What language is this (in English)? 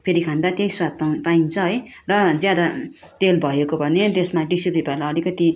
Nepali